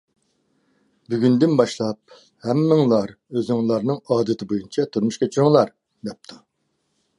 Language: Uyghur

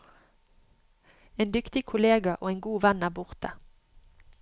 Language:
Norwegian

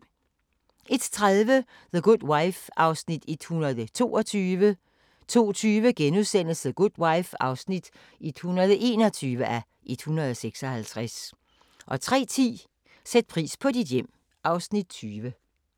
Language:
Danish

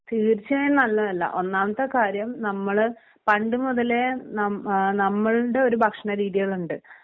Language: Malayalam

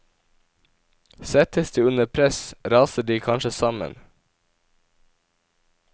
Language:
Norwegian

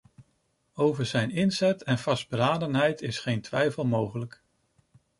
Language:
Dutch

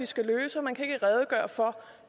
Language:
Danish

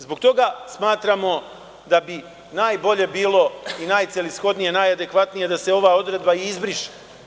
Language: Serbian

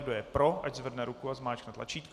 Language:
Czech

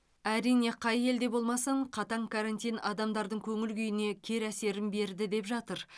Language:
Kazakh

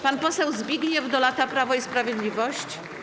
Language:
Polish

